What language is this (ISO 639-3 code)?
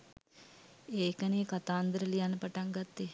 sin